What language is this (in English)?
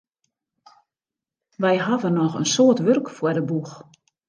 Western Frisian